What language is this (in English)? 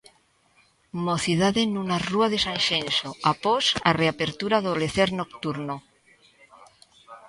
Galician